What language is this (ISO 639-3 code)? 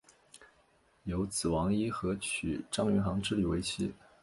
zho